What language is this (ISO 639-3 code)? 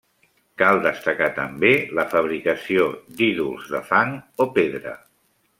cat